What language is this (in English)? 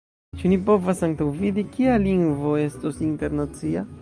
Esperanto